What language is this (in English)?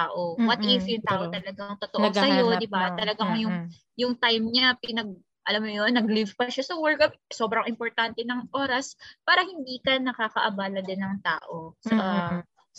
Filipino